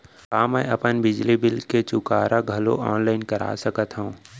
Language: Chhattisgarhi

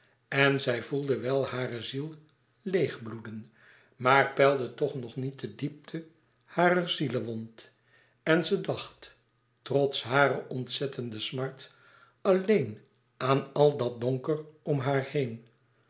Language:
Dutch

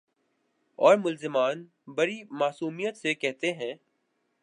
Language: Urdu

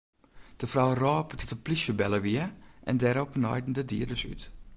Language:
Western Frisian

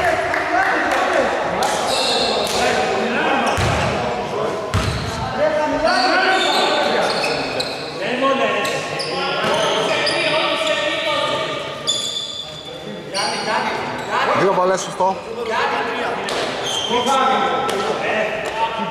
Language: Greek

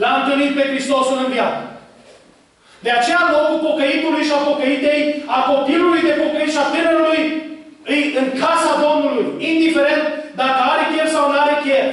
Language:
Romanian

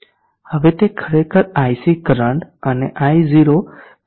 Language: Gujarati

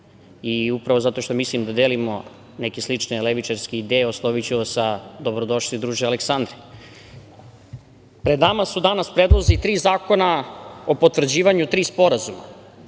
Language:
Serbian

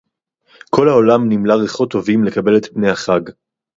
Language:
Hebrew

